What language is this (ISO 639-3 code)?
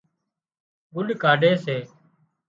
kxp